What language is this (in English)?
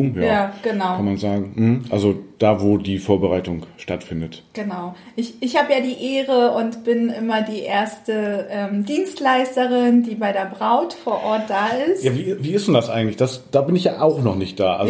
German